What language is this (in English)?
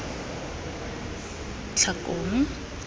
Tswana